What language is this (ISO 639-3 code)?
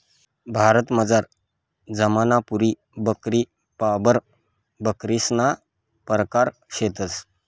mar